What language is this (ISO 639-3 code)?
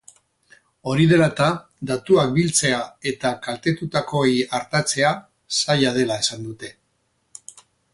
eus